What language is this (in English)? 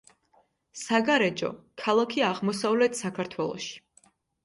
Georgian